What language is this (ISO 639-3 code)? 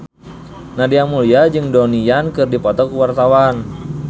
sun